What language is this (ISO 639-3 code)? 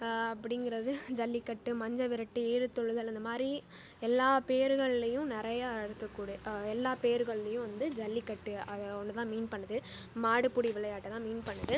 tam